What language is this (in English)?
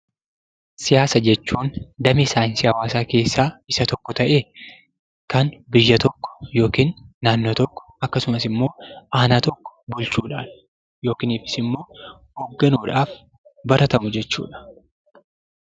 Oromo